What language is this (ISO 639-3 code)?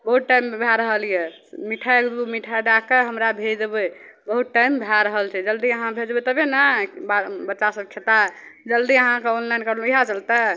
mai